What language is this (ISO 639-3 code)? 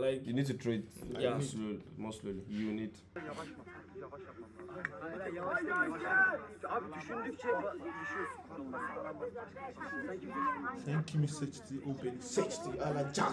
tur